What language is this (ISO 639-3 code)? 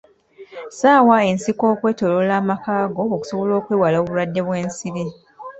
lug